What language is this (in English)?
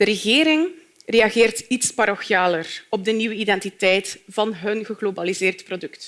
Dutch